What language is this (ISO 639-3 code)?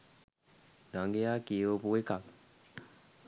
sin